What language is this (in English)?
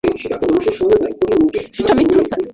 Bangla